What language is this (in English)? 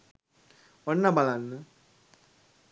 Sinhala